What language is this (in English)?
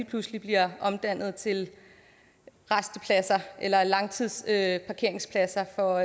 Danish